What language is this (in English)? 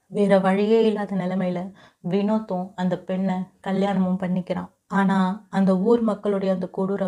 Tamil